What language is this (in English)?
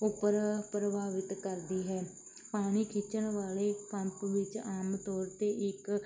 Punjabi